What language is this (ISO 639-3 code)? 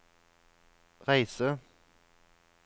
nor